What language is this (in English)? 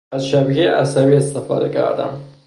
Persian